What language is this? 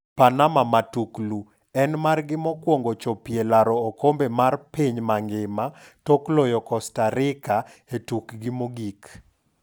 Luo (Kenya and Tanzania)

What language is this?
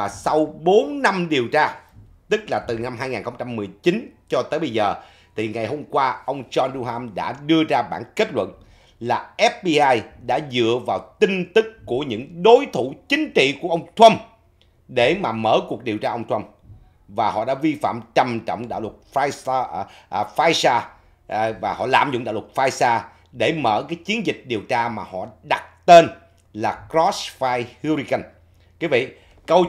Vietnamese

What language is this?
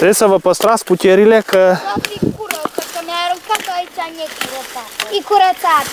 Romanian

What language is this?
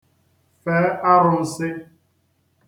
Igbo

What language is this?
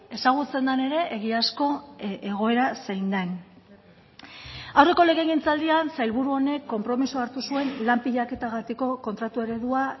Basque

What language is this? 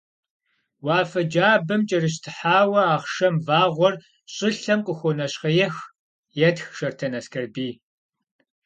Kabardian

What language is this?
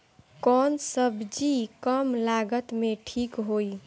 Bhojpuri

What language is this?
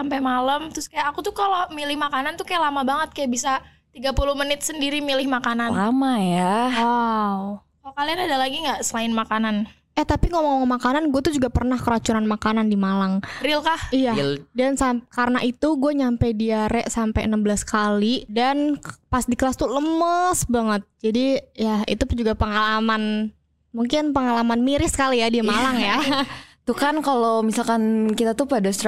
Indonesian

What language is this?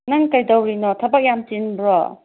Manipuri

